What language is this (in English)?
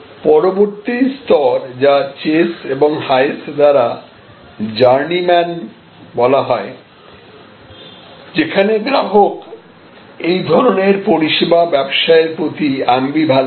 Bangla